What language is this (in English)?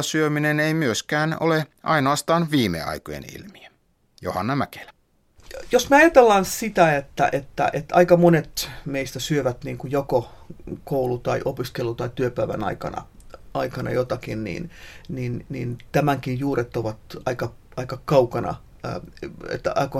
Finnish